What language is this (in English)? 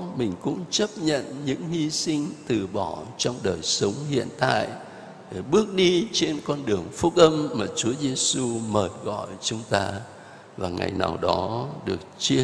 Vietnamese